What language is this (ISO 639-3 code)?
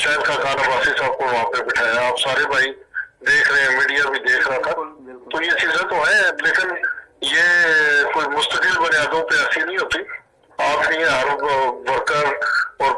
urd